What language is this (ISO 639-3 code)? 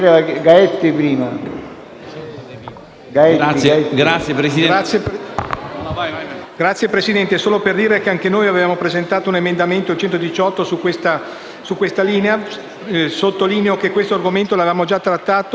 ita